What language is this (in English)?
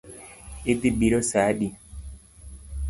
Luo (Kenya and Tanzania)